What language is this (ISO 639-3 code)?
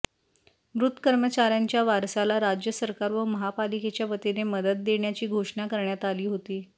mar